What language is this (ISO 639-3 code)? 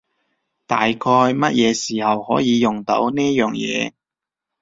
yue